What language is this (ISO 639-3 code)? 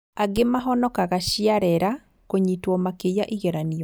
kik